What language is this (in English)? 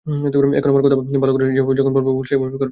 Bangla